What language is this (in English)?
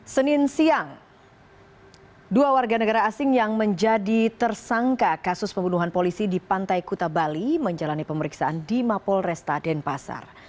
Indonesian